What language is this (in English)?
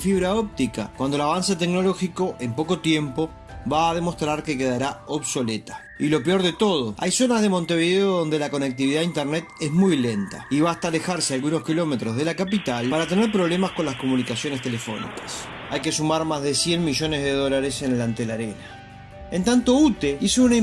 Spanish